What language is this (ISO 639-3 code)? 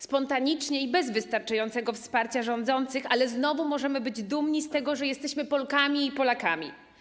pol